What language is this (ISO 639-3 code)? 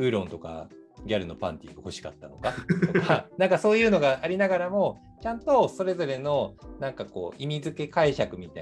jpn